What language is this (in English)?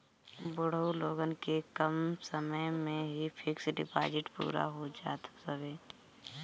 Bhojpuri